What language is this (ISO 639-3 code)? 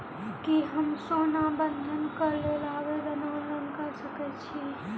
mai